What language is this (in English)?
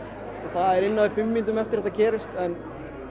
Icelandic